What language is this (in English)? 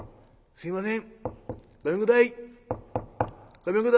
Japanese